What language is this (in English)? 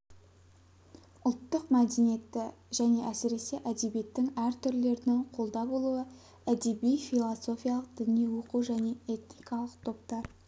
Kazakh